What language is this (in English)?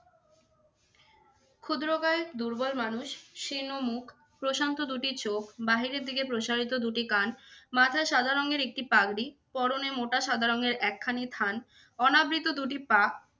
Bangla